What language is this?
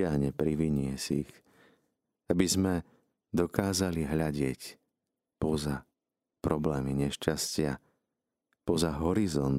Slovak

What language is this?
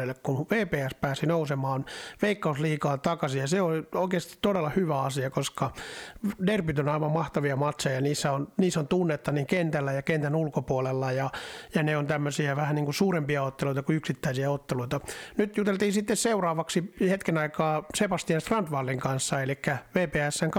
Finnish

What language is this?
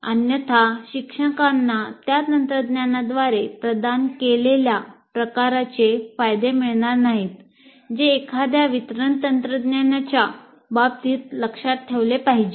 Marathi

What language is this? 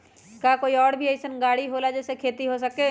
Magahi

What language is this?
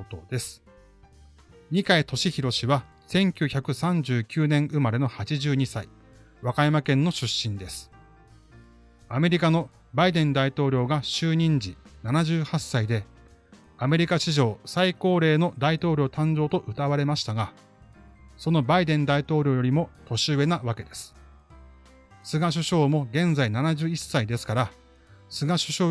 Japanese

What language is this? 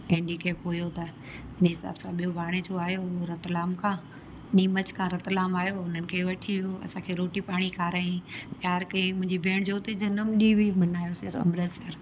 Sindhi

